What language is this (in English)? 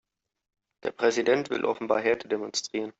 German